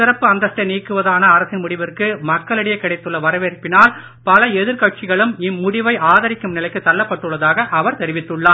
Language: Tamil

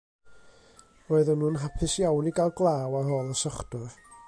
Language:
Welsh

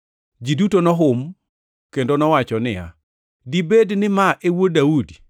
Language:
Luo (Kenya and Tanzania)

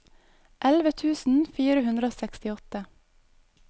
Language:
Norwegian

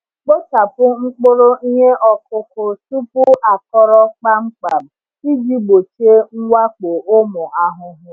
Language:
Igbo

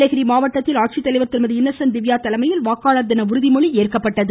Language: Tamil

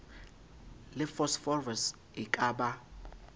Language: Southern Sotho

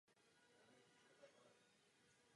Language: Czech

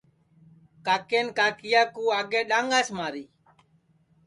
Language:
Sansi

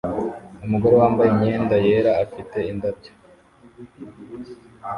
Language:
Kinyarwanda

